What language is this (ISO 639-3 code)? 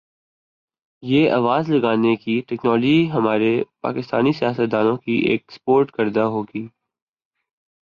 urd